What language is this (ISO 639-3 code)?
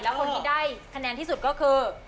tha